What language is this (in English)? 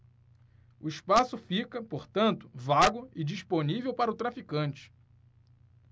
Portuguese